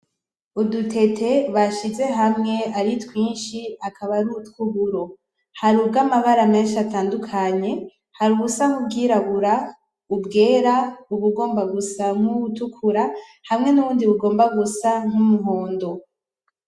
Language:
Rundi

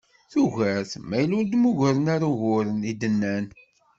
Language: Kabyle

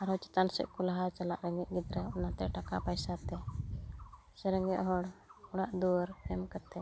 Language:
Santali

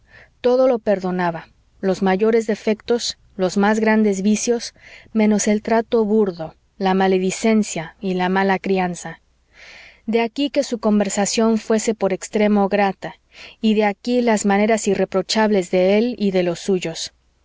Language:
Spanish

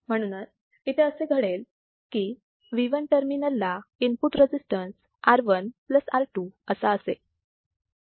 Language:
Marathi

